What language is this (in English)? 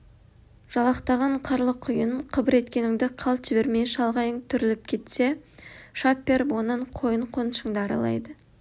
Kazakh